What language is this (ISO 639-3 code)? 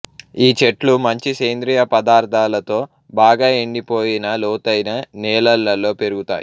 tel